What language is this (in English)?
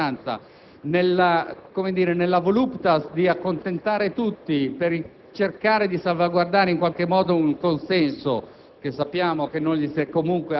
Italian